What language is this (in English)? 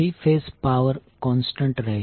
Gujarati